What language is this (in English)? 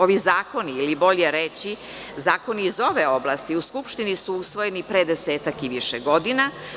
Serbian